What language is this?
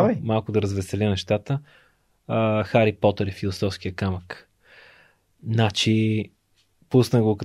Bulgarian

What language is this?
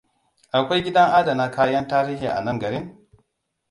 Hausa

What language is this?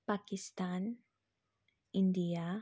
Nepali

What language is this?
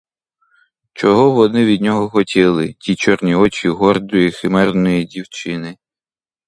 Ukrainian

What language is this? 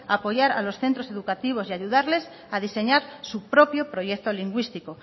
Spanish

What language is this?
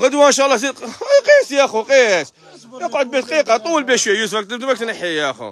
Arabic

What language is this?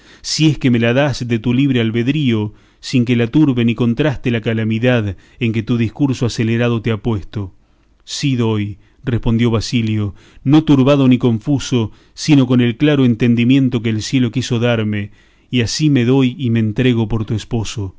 Spanish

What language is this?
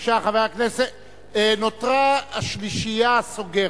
Hebrew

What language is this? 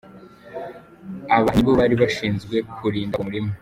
Kinyarwanda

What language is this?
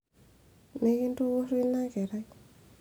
Masai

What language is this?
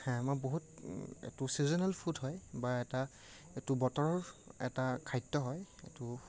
Assamese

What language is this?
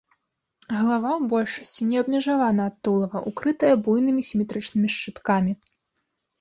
Belarusian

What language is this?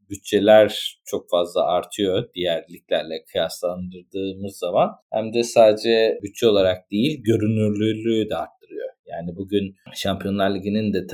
Turkish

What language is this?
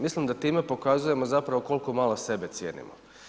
Croatian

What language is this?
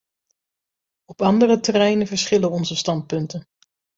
Dutch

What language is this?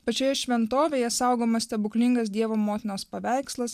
Lithuanian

